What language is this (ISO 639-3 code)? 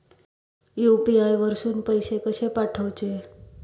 mar